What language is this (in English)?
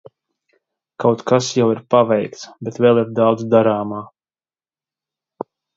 Latvian